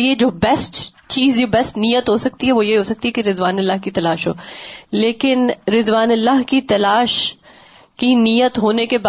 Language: Urdu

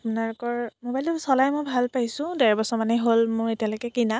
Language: Assamese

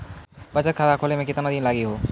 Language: Maithili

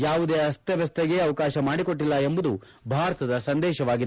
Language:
Kannada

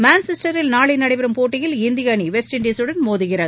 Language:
Tamil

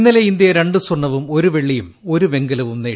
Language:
Malayalam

